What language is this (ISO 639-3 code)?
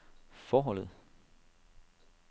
dan